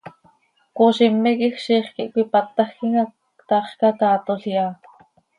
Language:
Seri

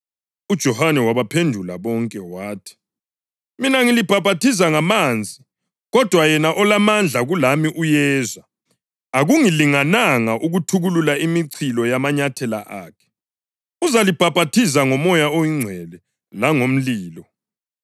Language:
North Ndebele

